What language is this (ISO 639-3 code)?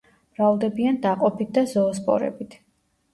kat